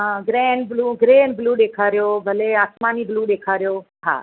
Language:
Sindhi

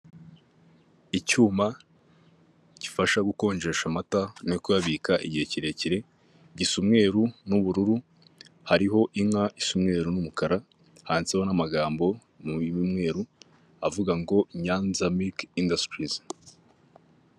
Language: Kinyarwanda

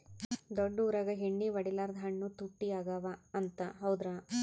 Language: Kannada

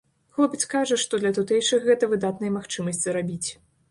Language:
Belarusian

